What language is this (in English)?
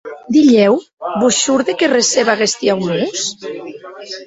Occitan